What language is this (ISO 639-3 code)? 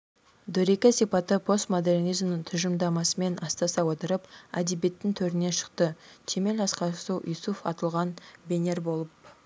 kaz